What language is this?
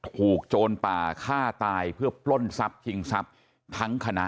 Thai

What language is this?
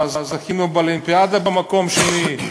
Hebrew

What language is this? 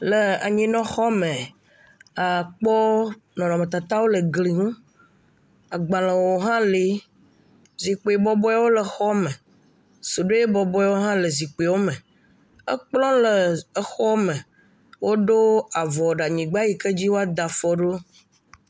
Ewe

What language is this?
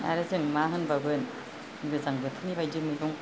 Bodo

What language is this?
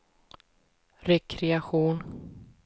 Swedish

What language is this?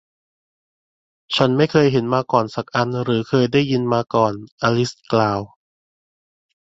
Thai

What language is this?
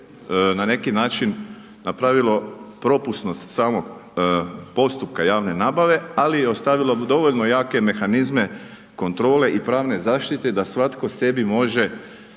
Croatian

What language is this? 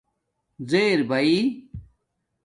Domaaki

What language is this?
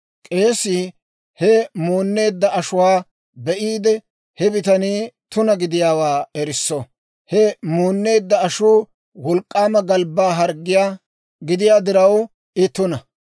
Dawro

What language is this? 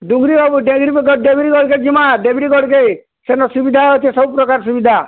Odia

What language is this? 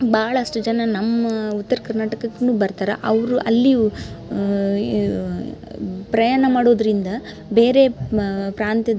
Kannada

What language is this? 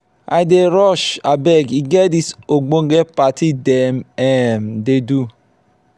Nigerian Pidgin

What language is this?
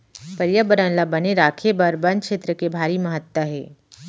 Chhattisgarhi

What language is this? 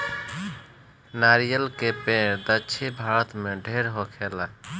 Bhojpuri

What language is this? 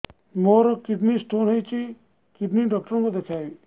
Odia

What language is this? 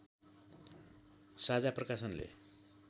Nepali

